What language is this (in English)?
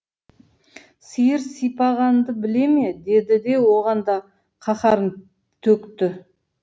Kazakh